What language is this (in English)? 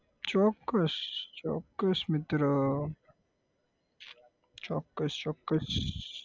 Gujarati